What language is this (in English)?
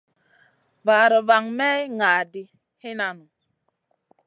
Masana